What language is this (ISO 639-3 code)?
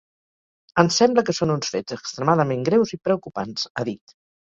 cat